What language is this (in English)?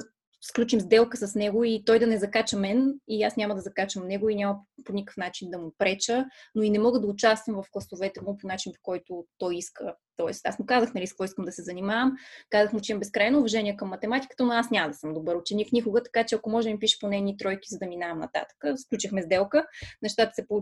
Bulgarian